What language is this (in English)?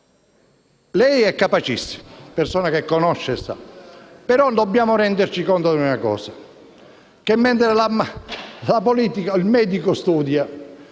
Italian